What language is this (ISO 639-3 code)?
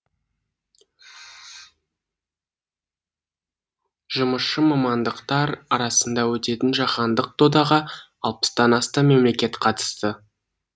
kaz